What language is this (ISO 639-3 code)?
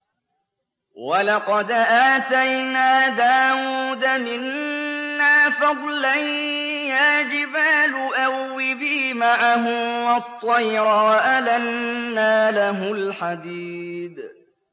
ara